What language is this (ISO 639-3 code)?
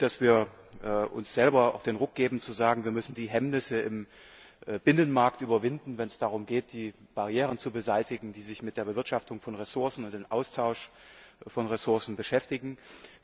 deu